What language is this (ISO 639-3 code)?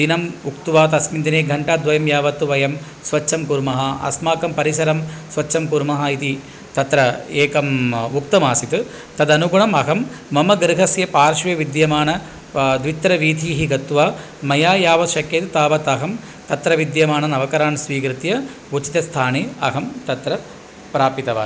san